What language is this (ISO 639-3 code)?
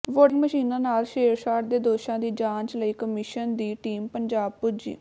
pan